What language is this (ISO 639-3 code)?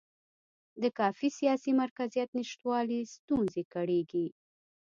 pus